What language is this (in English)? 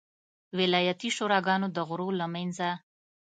Pashto